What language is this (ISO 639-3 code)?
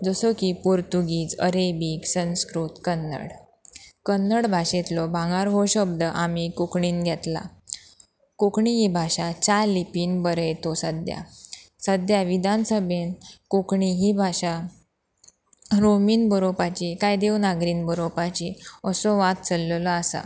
kok